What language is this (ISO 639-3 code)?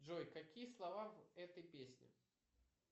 rus